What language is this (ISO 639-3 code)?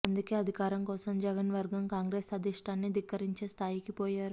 tel